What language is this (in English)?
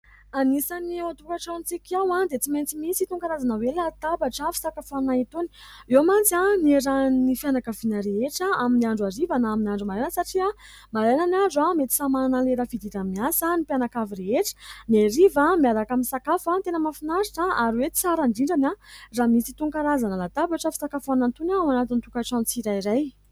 Malagasy